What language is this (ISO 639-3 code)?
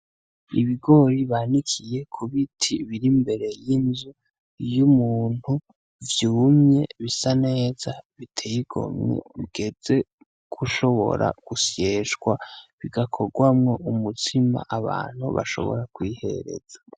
run